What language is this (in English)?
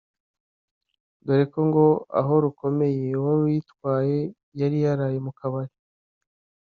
Kinyarwanda